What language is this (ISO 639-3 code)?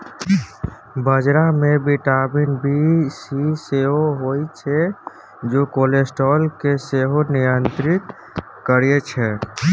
mai